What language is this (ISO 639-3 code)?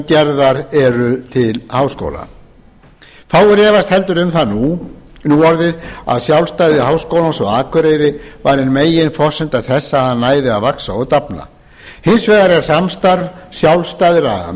isl